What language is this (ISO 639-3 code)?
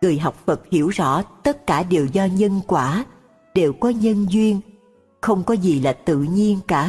vie